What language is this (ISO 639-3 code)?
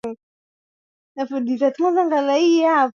swa